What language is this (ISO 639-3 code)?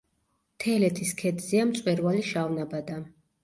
kat